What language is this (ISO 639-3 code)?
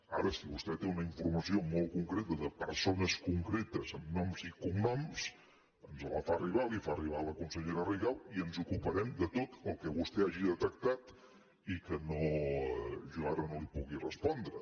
cat